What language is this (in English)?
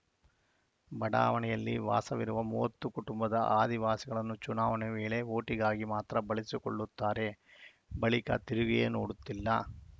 Kannada